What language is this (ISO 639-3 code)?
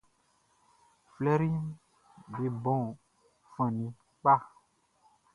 bci